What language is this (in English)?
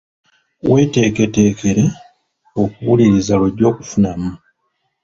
Ganda